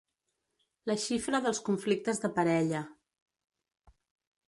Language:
Catalan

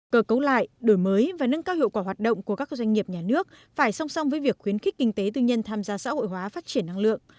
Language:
Vietnamese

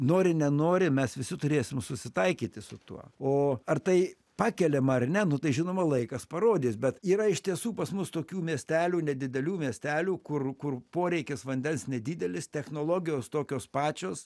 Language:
Lithuanian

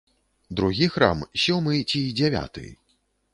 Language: Belarusian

